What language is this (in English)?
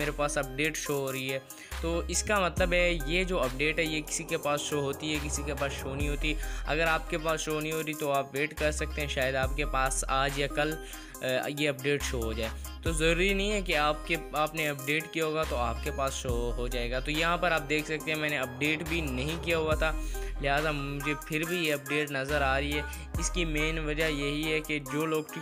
Hindi